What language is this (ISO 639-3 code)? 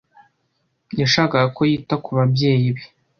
kin